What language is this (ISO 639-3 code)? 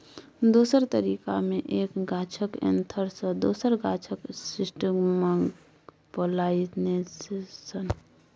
mai